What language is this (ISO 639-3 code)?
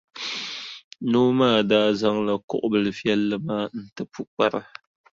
dag